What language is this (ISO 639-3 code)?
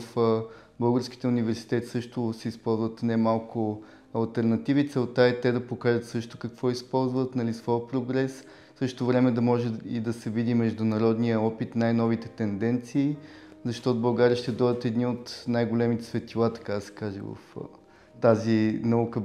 bul